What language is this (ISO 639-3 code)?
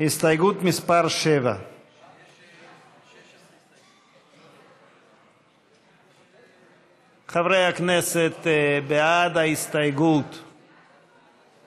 heb